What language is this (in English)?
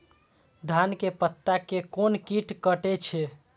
Maithili